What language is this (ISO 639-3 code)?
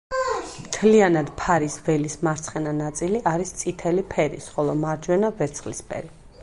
kat